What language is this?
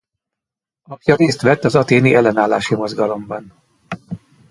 Hungarian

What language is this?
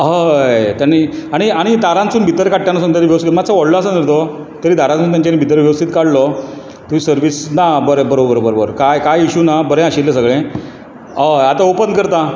Konkani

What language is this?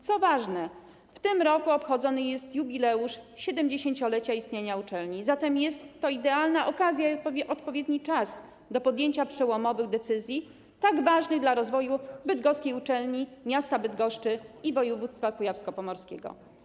Polish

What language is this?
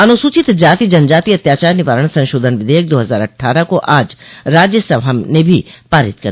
Hindi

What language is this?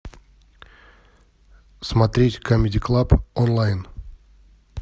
Russian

